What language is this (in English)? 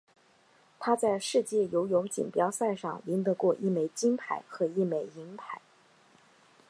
Chinese